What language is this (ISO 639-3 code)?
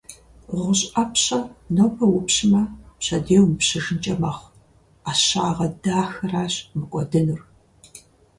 kbd